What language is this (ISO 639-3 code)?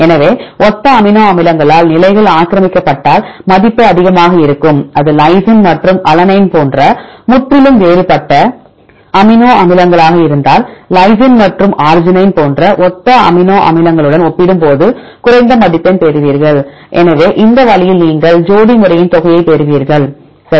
tam